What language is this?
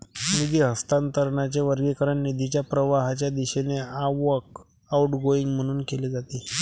Marathi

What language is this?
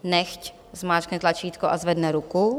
Czech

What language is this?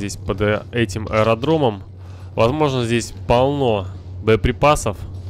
Russian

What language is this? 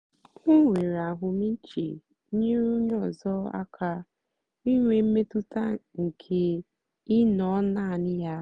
Igbo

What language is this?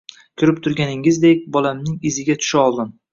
Uzbek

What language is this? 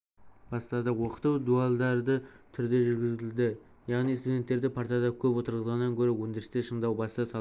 Kazakh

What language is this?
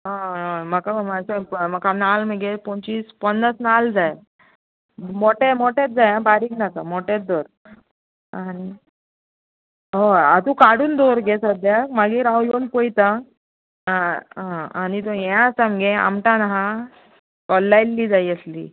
Konkani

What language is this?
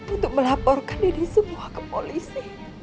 Indonesian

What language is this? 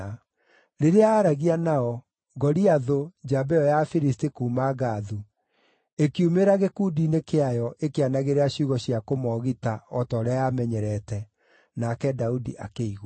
Kikuyu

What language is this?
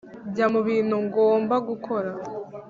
Kinyarwanda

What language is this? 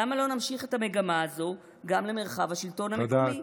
Hebrew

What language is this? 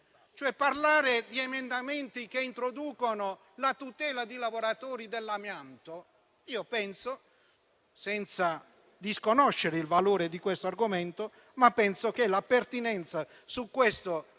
Italian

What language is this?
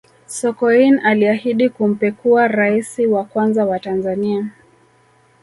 Swahili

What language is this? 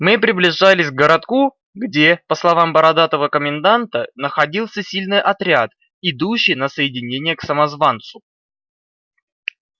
Russian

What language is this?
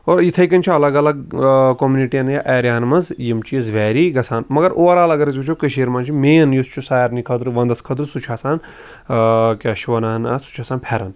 Kashmiri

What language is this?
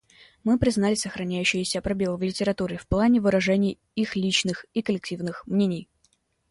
Russian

